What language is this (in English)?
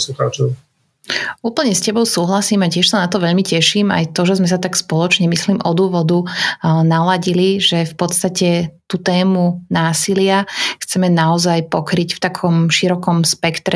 Slovak